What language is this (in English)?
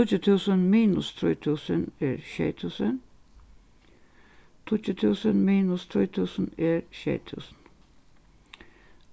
Faroese